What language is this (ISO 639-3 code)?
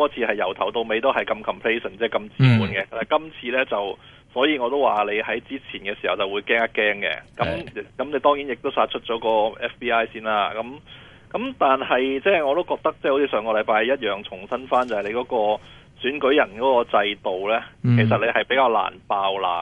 zho